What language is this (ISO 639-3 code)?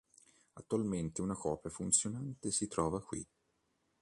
ita